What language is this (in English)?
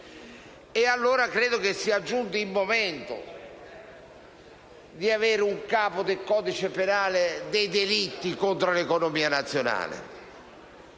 Italian